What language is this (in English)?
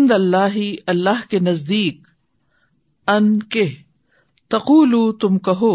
Urdu